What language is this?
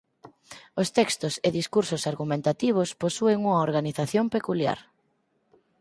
Galician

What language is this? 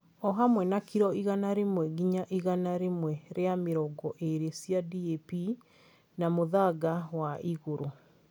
Kikuyu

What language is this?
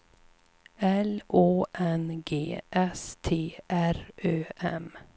Swedish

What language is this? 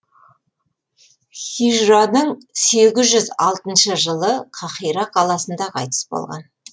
Kazakh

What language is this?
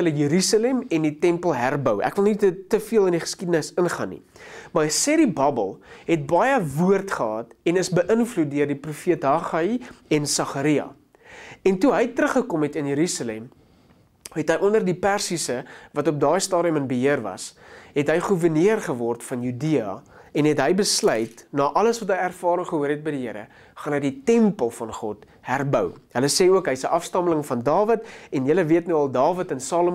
Dutch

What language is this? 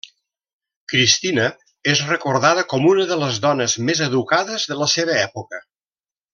Catalan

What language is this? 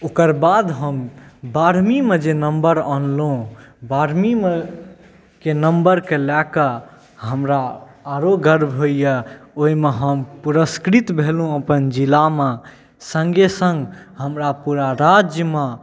Maithili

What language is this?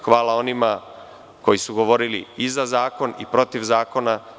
Serbian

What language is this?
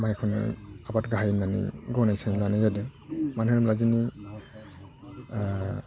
Bodo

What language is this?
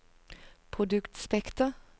Norwegian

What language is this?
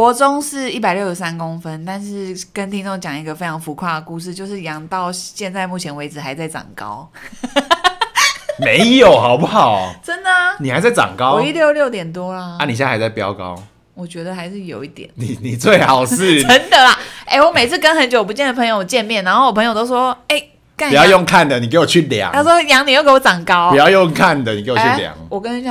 Chinese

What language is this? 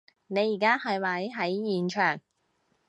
Cantonese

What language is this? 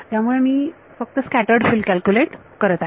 Marathi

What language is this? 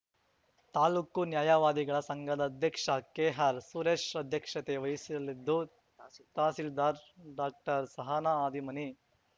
Kannada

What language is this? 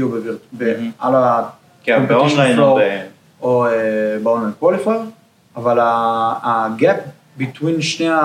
Hebrew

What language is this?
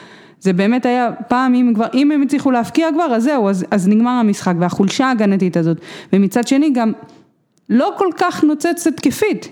Hebrew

